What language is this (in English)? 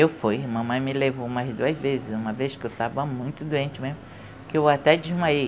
Portuguese